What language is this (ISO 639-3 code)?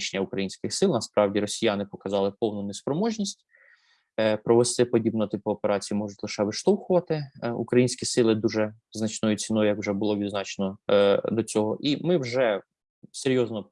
ukr